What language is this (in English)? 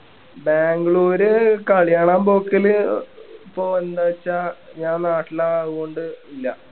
Malayalam